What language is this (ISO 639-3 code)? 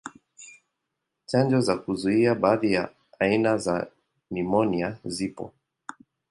swa